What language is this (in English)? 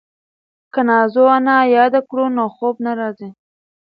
Pashto